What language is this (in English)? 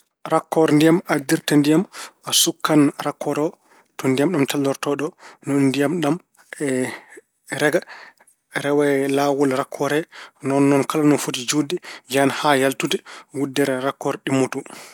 Fula